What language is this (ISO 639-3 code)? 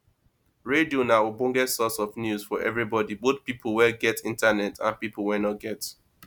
pcm